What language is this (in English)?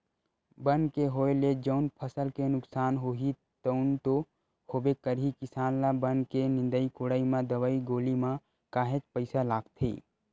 Chhattisgarhi